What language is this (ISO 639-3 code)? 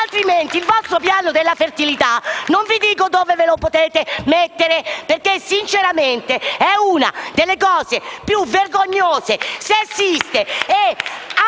ita